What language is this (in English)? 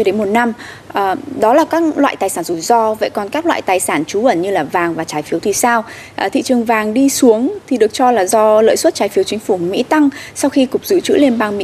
Vietnamese